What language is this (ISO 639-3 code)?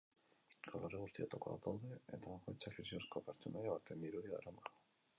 eus